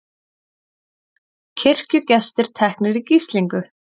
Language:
Icelandic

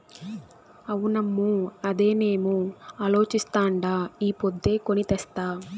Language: Telugu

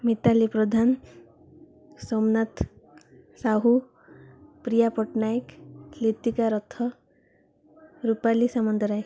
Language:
Odia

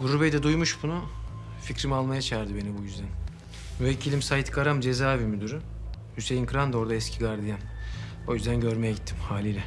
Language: Turkish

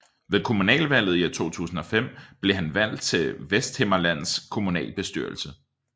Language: Danish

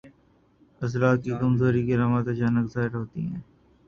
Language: Urdu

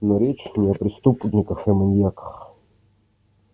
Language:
Russian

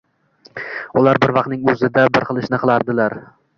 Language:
Uzbek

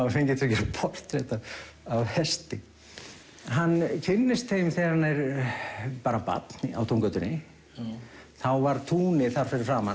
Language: Icelandic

